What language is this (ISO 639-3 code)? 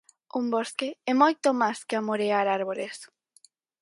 glg